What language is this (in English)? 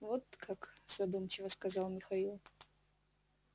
Russian